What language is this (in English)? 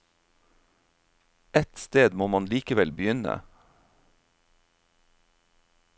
Norwegian